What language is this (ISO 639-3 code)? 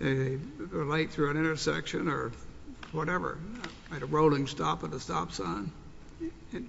eng